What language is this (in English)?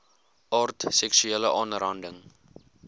Afrikaans